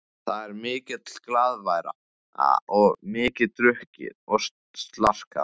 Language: Icelandic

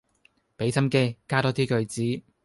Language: Cantonese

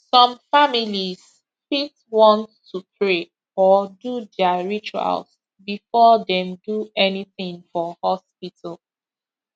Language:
Nigerian Pidgin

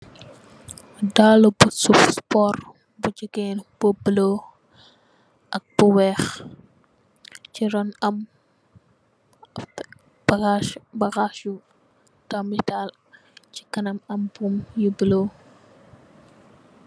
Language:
Wolof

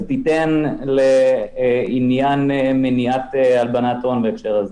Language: Hebrew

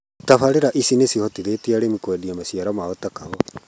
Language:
Kikuyu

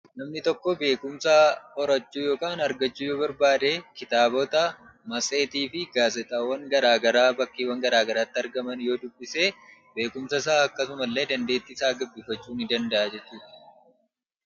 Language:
Oromo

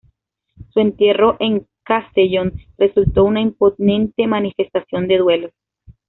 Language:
Spanish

